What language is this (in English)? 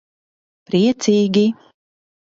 Latvian